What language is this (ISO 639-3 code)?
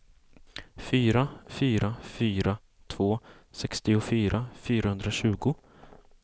swe